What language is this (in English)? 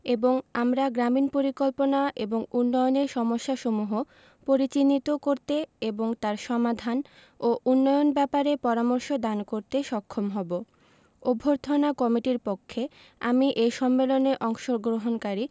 Bangla